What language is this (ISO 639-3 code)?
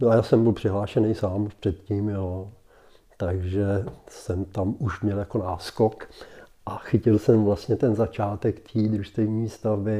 ces